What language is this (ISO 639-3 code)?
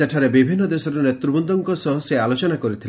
ori